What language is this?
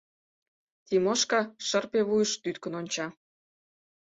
Mari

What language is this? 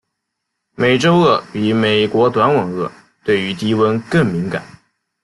Chinese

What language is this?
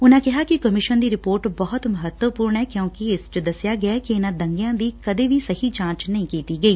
Punjabi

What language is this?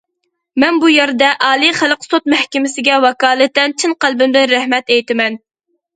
Uyghur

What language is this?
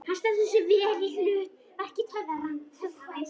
Icelandic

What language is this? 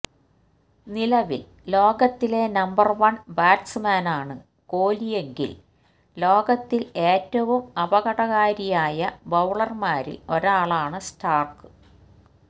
Malayalam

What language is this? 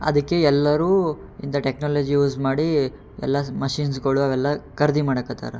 Kannada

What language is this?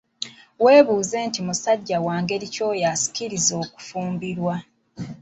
Ganda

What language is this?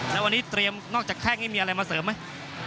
Thai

